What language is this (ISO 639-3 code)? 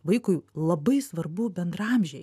lit